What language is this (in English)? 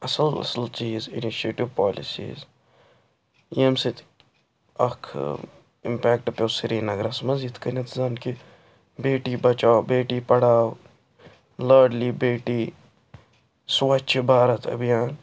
Kashmiri